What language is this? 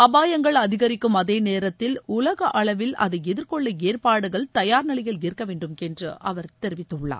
Tamil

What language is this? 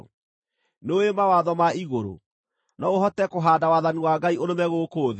Kikuyu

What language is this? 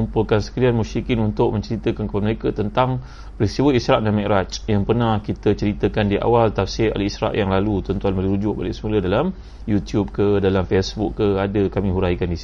Malay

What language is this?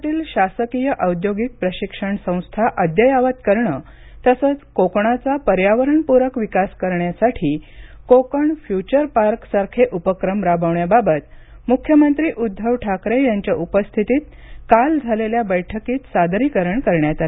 Marathi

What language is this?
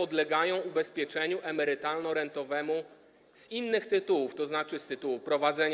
Polish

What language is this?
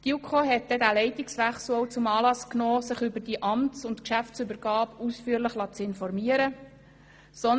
Swiss German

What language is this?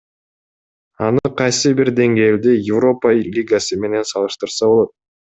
Kyrgyz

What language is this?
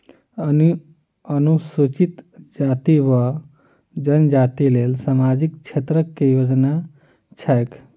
Maithili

